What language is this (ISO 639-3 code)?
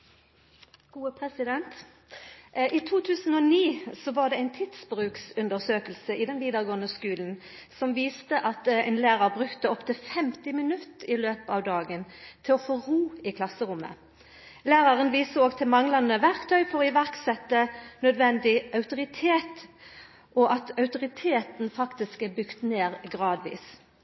nno